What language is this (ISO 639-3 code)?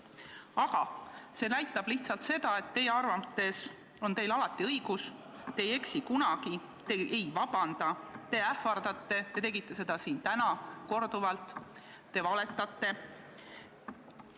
est